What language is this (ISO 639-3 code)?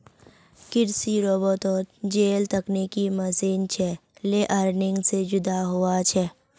mag